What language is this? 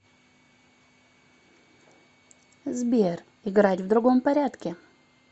Russian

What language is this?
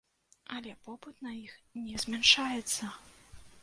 Belarusian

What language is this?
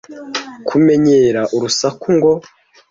Kinyarwanda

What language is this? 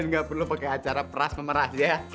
Indonesian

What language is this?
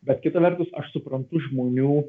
Lithuanian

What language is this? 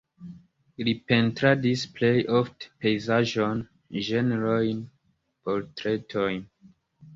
Esperanto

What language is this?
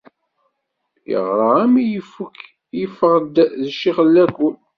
Kabyle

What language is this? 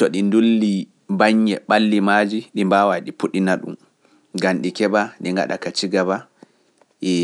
Pular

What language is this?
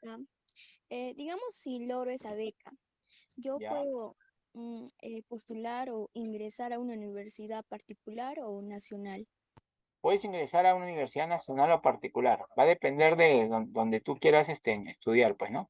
Spanish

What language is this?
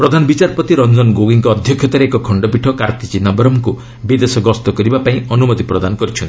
Odia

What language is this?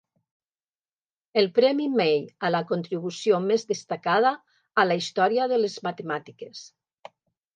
Catalan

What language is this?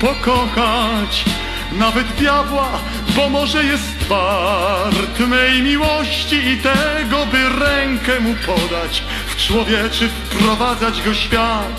Polish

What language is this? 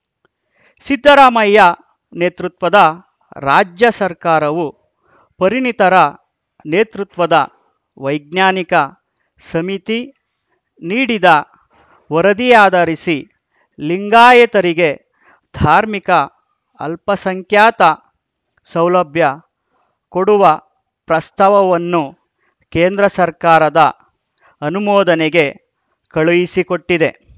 Kannada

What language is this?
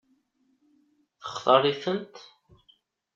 Kabyle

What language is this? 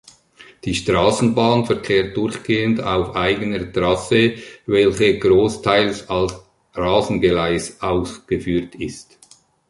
German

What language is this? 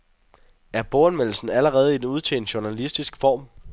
Danish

